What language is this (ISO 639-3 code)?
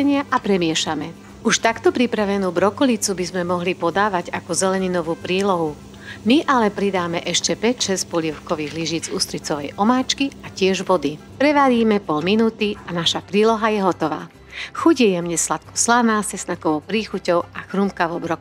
slk